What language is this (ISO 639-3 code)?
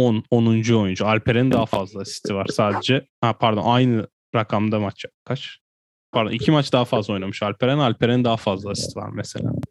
tur